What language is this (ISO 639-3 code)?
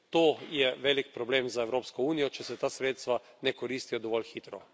slv